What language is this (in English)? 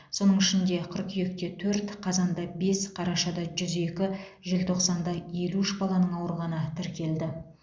Kazakh